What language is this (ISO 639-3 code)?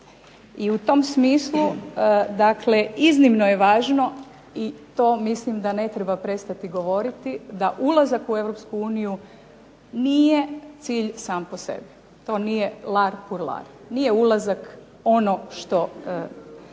hrv